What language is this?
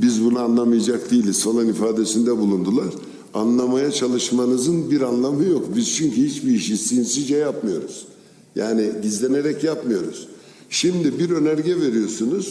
Turkish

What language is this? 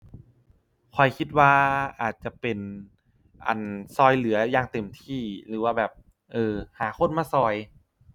Thai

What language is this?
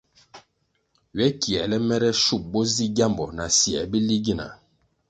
Kwasio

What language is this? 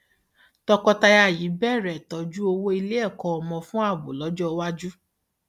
Yoruba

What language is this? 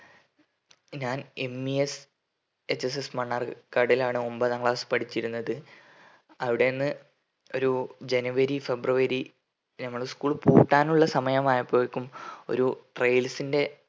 Malayalam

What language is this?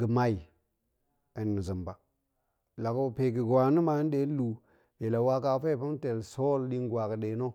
Goemai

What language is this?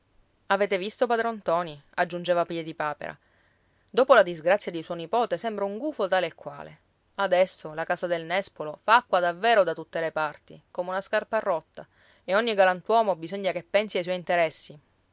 Italian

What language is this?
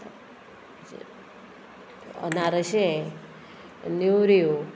Konkani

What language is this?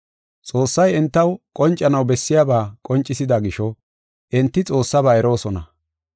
Gofa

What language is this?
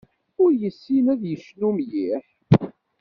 Kabyle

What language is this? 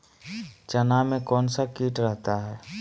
Magahi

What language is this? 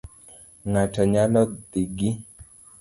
Luo (Kenya and Tanzania)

